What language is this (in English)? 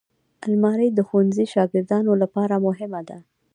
Pashto